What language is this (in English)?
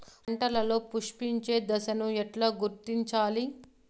Telugu